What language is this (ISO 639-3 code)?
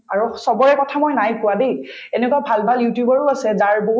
asm